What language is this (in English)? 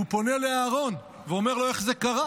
Hebrew